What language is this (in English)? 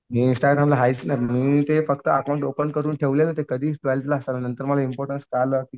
Marathi